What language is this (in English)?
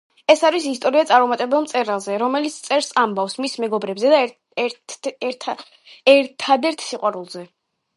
Georgian